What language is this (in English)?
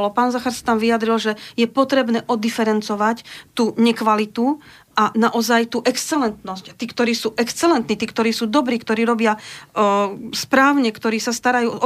Slovak